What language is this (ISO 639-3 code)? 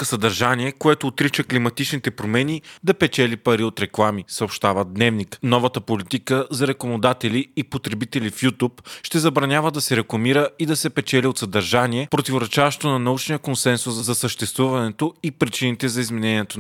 bul